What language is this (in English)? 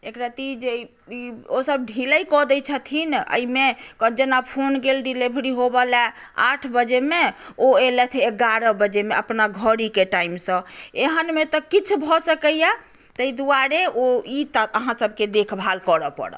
Maithili